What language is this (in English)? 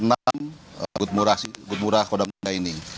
Indonesian